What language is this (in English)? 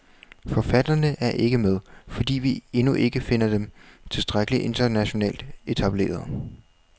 Danish